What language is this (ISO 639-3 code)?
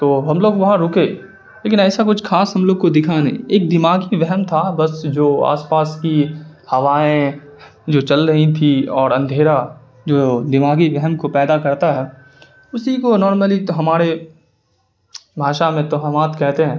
urd